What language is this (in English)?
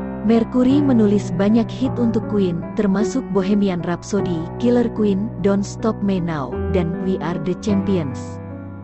Indonesian